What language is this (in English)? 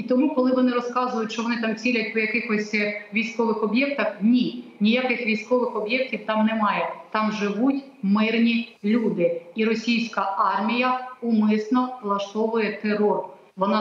Ukrainian